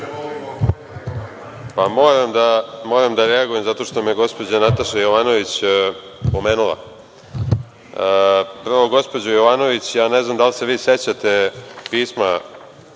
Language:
Serbian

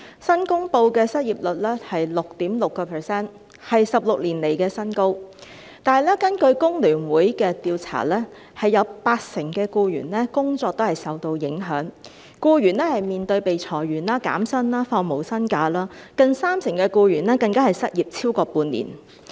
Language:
Cantonese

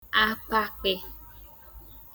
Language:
Igbo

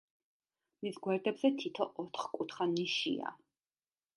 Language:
Georgian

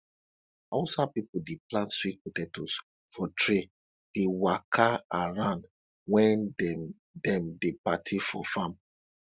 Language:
Nigerian Pidgin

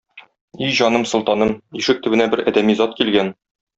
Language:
Tatar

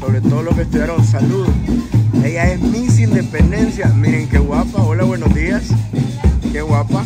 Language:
Spanish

